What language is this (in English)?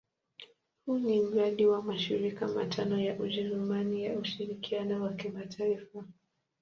Swahili